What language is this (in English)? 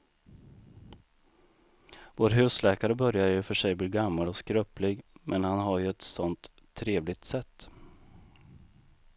Swedish